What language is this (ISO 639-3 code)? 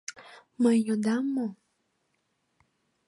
chm